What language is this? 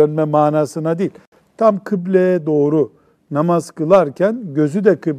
Turkish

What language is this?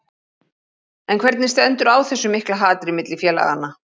Icelandic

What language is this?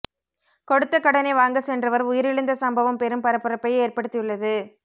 Tamil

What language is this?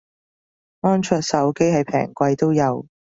Cantonese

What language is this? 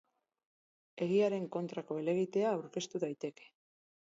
Basque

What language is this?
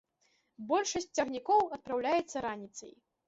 Belarusian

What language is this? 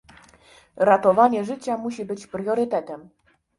Polish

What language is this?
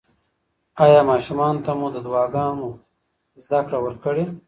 Pashto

